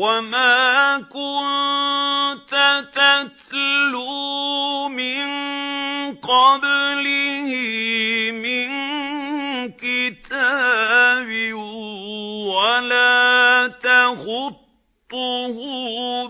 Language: Arabic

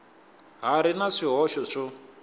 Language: Tsonga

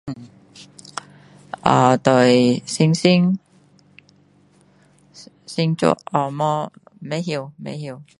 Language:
Min Dong Chinese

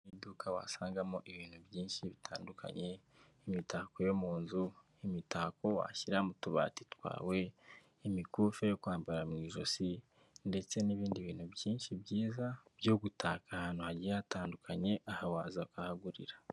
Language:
Kinyarwanda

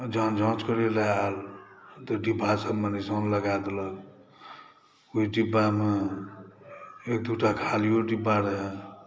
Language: Maithili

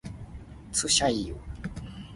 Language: Min Nan Chinese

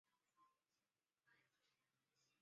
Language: Chinese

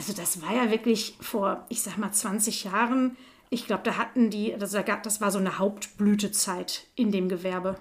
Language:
German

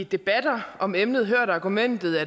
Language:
Danish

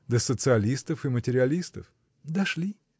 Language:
Russian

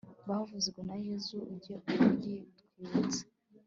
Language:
Kinyarwanda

